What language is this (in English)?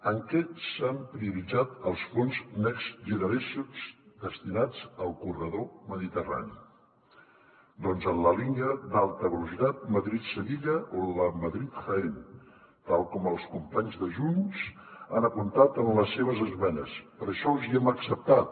Catalan